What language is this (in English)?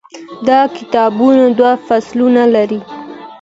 Pashto